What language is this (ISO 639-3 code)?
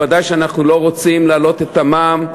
heb